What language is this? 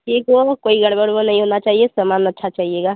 Hindi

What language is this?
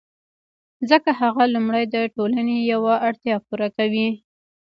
Pashto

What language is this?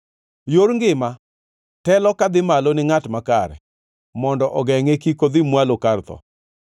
Luo (Kenya and Tanzania)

